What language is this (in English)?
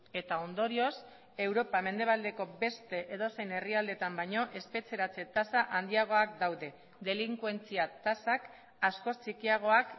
Basque